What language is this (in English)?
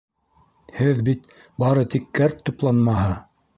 Bashkir